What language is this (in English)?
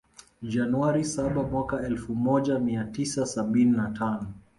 Swahili